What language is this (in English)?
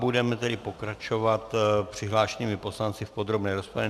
Czech